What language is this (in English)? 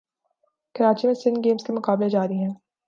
Urdu